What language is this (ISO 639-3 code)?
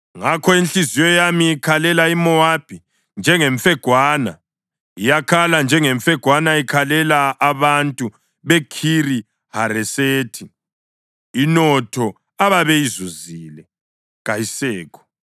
nde